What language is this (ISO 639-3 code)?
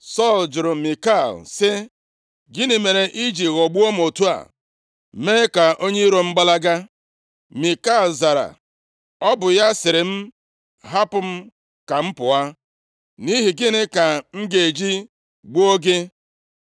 ibo